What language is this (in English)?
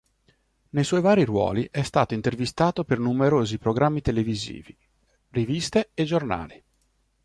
Italian